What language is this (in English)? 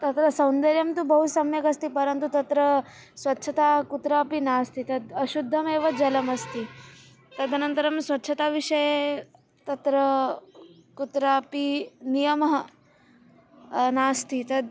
Sanskrit